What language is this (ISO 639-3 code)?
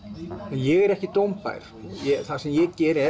isl